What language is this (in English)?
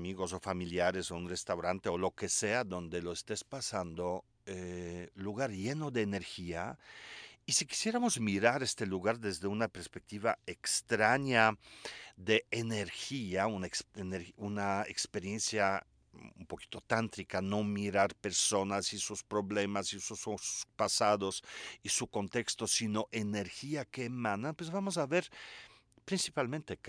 Spanish